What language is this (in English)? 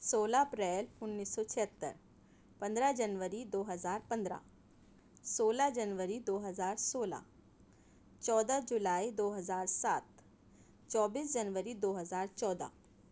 Urdu